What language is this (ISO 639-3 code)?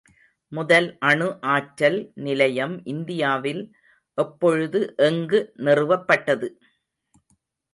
tam